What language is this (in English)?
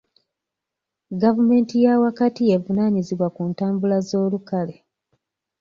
Ganda